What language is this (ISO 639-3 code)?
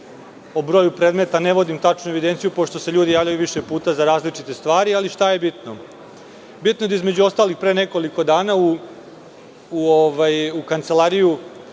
srp